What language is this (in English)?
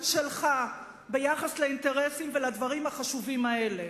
Hebrew